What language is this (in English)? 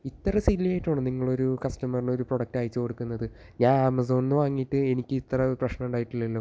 Malayalam